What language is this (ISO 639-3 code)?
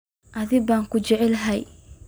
som